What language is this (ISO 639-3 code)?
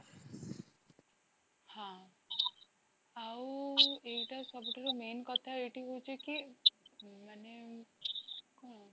ori